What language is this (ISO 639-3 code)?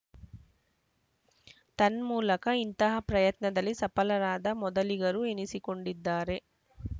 kan